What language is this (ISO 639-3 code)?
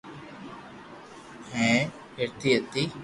lrk